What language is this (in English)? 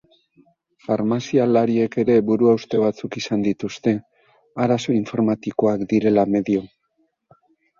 Basque